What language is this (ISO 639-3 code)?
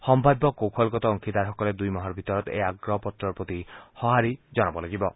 asm